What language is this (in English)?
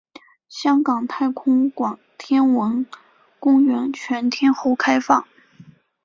Chinese